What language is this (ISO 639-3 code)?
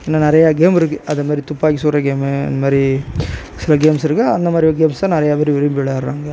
tam